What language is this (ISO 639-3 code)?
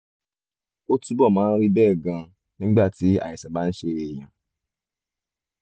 yor